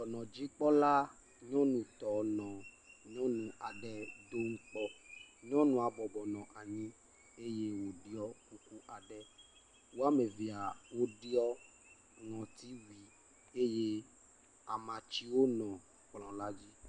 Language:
Ewe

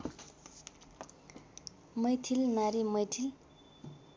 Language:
Nepali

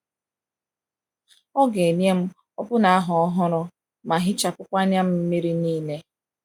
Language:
Igbo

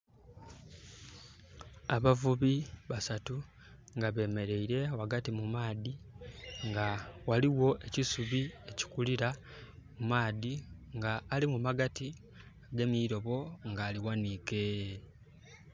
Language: Soga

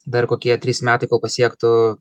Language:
Lithuanian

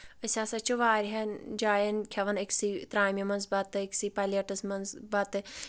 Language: Kashmiri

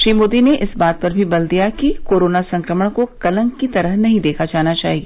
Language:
Hindi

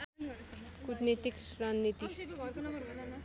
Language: Nepali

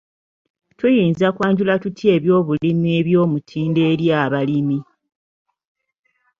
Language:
Ganda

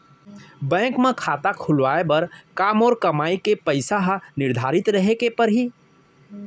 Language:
Chhattisgarhi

